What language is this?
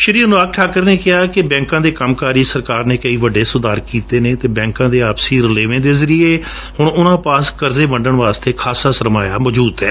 Punjabi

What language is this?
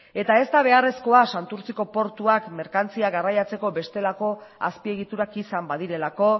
Basque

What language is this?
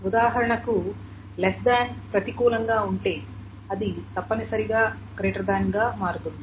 Telugu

